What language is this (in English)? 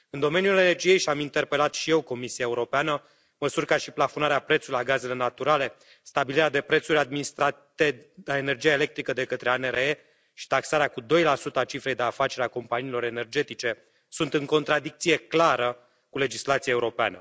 Romanian